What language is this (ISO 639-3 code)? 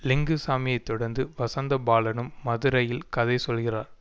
tam